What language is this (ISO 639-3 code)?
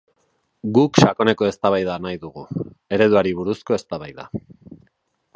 eus